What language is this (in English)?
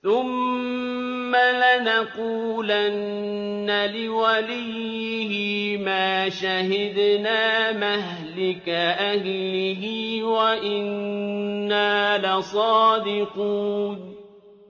Arabic